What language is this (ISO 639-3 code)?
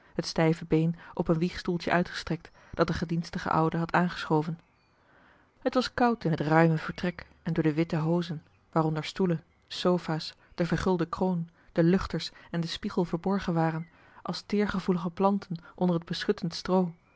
nld